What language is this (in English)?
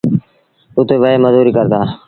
Sindhi Bhil